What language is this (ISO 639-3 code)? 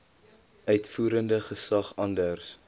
afr